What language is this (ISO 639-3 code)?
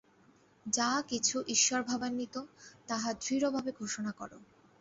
ben